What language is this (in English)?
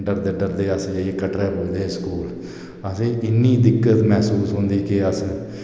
Dogri